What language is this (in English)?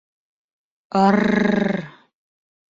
Bashkir